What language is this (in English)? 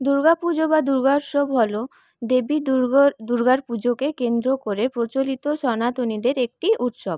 Bangla